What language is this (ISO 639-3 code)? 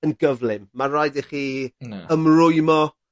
cym